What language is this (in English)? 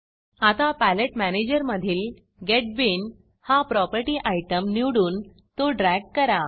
Marathi